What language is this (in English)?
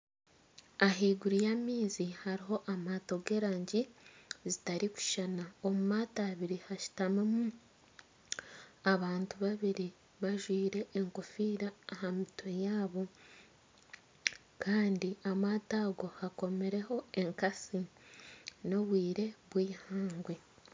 Nyankole